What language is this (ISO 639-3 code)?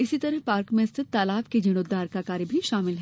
hin